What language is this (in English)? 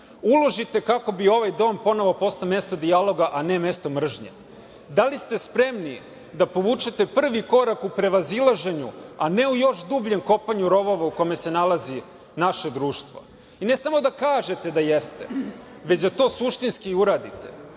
Serbian